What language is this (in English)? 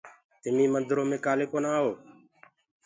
Gurgula